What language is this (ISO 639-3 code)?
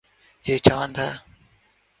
urd